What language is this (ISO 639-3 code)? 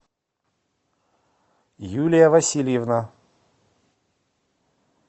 rus